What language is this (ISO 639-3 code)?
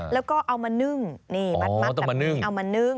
tha